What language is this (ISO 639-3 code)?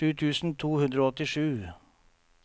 nor